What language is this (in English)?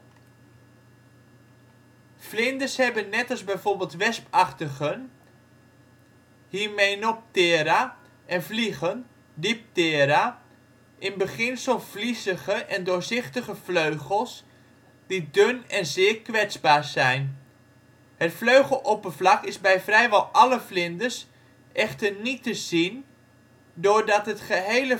Dutch